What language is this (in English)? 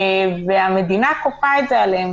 Hebrew